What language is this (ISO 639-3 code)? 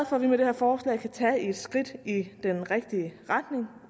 dan